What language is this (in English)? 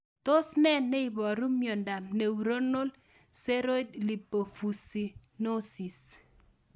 Kalenjin